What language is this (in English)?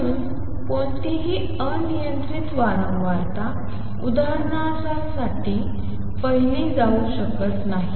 Marathi